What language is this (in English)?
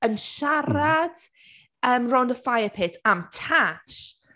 Welsh